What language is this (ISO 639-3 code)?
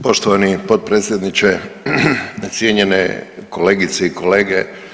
hrv